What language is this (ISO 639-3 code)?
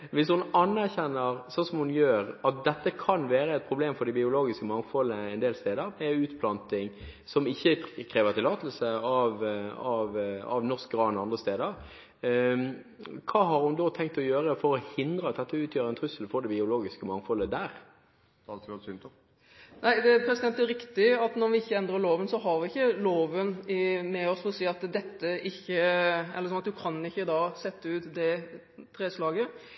nob